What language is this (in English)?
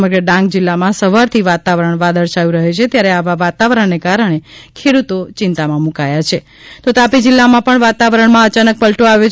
Gujarati